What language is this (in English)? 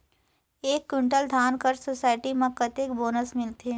Chhattisgarhi